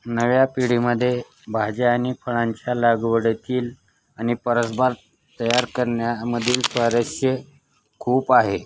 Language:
Marathi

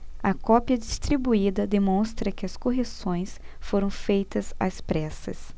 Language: Portuguese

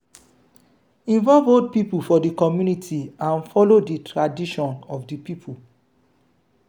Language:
Nigerian Pidgin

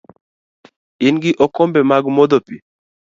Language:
Luo (Kenya and Tanzania)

